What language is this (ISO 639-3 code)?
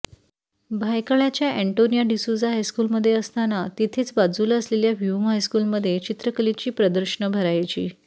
mar